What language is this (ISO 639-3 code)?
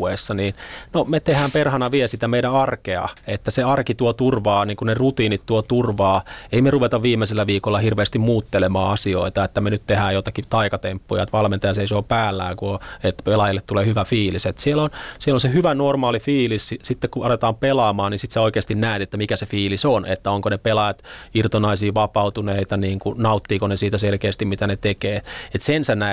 fin